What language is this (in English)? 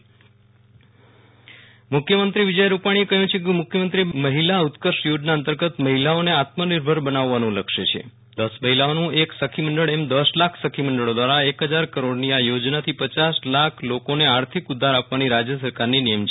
Gujarati